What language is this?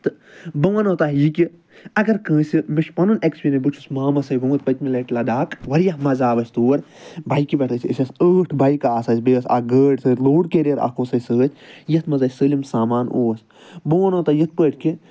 Kashmiri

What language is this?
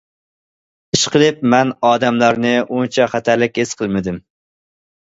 Uyghur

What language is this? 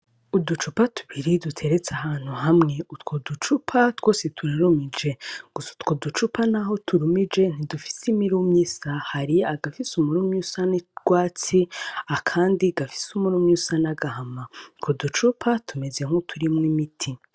Rundi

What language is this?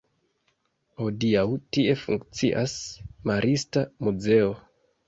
Esperanto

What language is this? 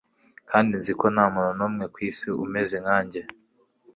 Kinyarwanda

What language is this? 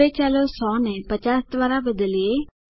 Gujarati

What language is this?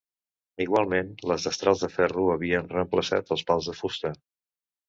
Catalan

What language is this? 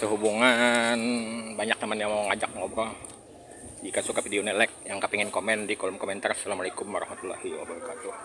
Indonesian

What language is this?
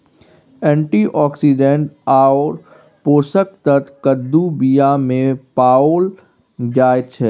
Maithili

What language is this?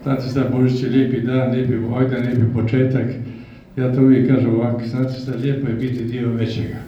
Croatian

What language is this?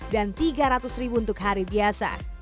Indonesian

